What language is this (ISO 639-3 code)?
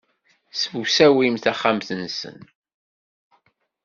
kab